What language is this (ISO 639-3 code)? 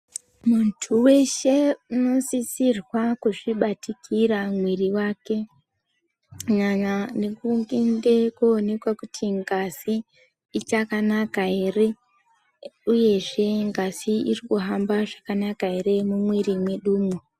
ndc